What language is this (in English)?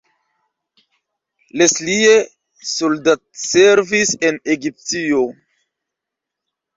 Esperanto